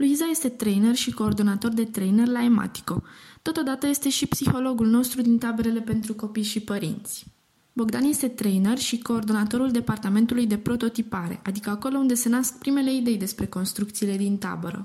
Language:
Romanian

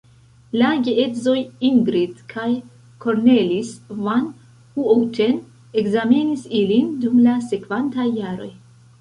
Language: Esperanto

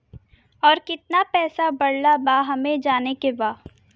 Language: Bhojpuri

